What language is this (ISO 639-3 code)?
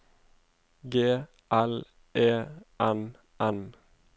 nor